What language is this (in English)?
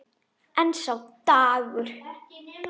Icelandic